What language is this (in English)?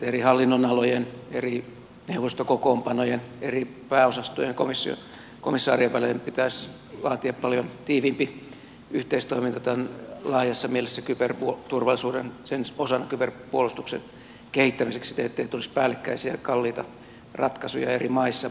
Finnish